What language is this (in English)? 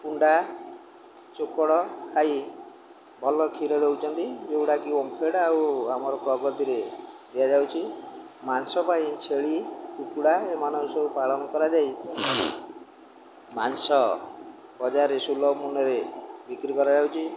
Odia